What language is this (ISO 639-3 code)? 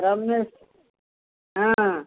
ori